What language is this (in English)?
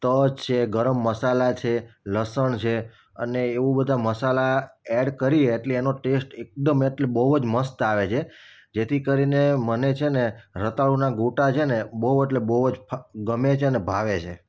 Gujarati